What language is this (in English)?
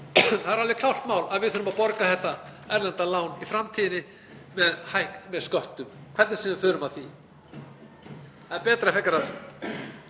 Icelandic